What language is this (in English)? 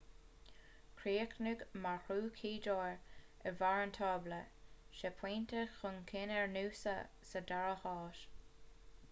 Irish